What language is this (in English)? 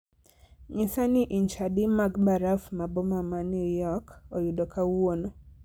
Luo (Kenya and Tanzania)